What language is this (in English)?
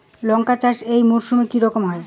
Bangla